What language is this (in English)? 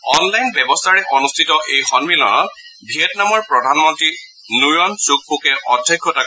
Assamese